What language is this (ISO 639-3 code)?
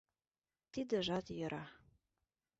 chm